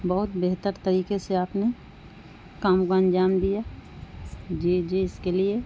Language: Urdu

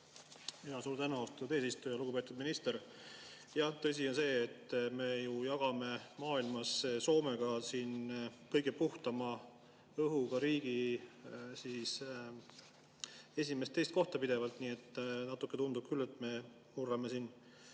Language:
Estonian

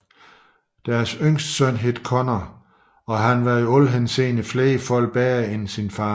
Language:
Danish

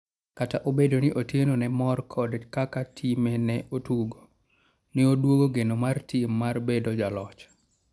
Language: Luo (Kenya and Tanzania)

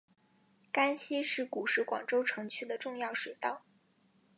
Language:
Chinese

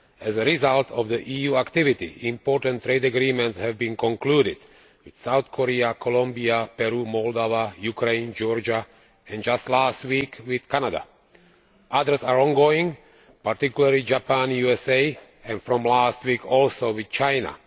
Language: English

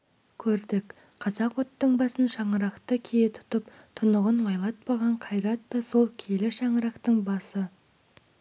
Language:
Kazakh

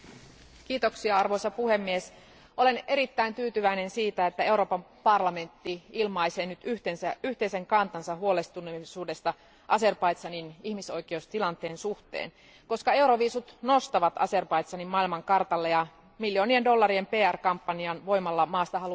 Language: Finnish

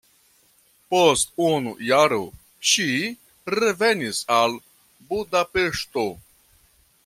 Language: Esperanto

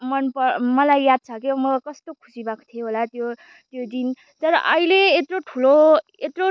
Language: Nepali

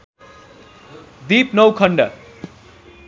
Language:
Nepali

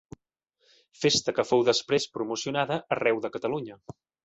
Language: Catalan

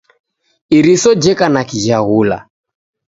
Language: Taita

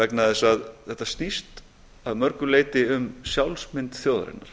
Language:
Icelandic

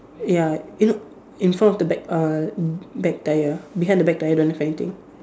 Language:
English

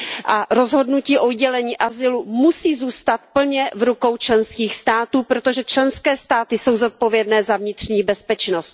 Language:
Czech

